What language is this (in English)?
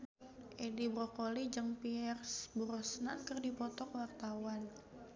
Sundanese